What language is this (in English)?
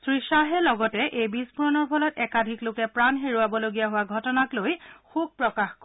Assamese